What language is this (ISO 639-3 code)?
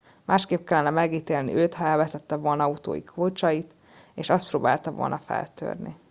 hun